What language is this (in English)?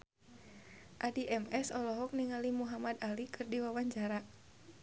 Sundanese